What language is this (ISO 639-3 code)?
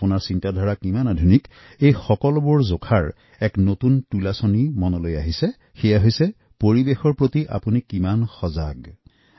asm